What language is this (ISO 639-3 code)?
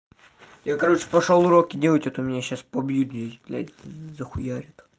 rus